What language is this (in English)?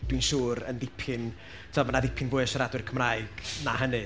Welsh